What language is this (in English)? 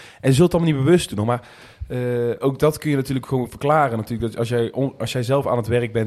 Dutch